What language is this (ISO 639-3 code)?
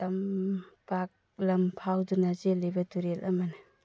mni